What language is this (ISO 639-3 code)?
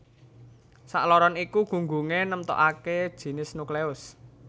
jav